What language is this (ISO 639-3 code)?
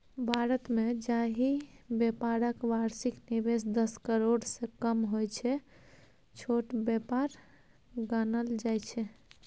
mai